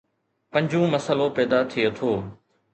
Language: Sindhi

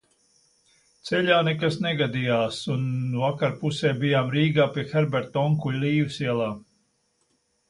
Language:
Latvian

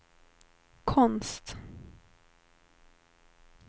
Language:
Swedish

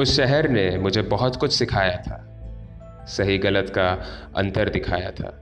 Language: Hindi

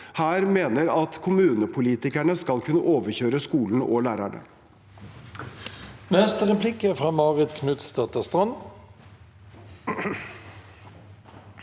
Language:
Norwegian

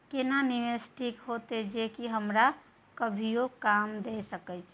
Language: Maithili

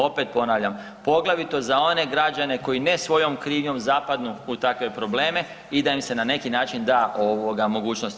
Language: Croatian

